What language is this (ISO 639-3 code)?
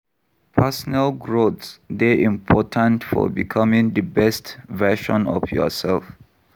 pcm